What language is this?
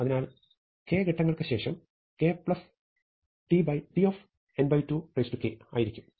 Malayalam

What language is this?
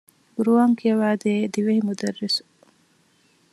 Divehi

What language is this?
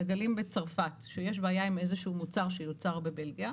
Hebrew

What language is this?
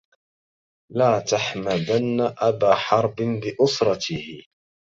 Arabic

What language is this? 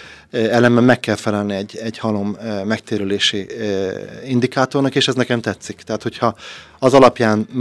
Hungarian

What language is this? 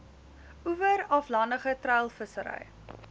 Afrikaans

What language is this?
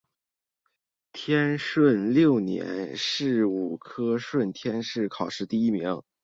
Chinese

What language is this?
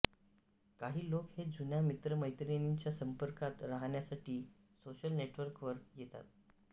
Marathi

